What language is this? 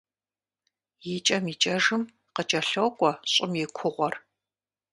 Kabardian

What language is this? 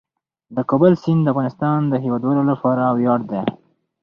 Pashto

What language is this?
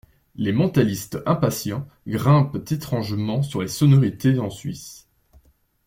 French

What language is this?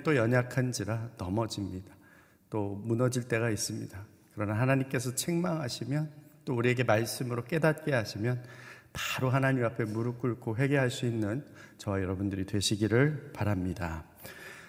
Korean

